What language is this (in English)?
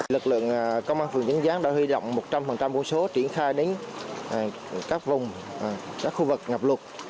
Vietnamese